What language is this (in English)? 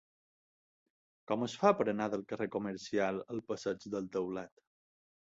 Catalan